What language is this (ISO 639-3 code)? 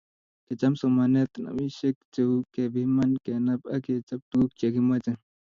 kln